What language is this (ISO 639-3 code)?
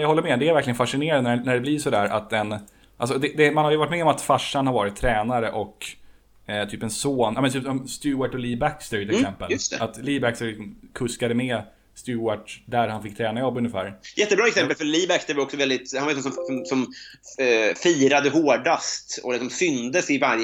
swe